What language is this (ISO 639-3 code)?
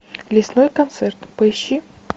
rus